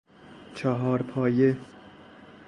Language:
Persian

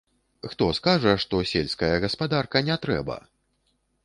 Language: Belarusian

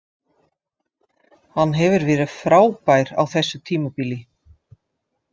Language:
Icelandic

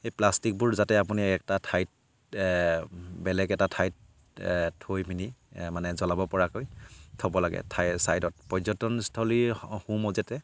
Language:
Assamese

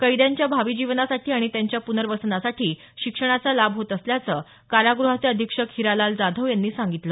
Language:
Marathi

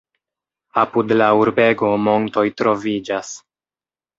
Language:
Esperanto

